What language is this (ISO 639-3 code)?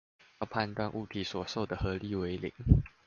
zho